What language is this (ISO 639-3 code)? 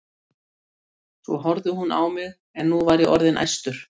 isl